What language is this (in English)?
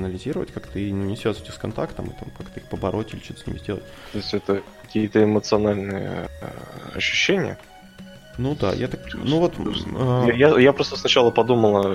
Russian